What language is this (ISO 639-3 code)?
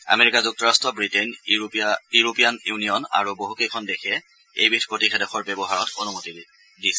asm